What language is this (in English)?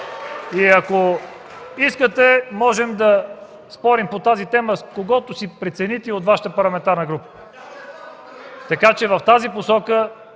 Bulgarian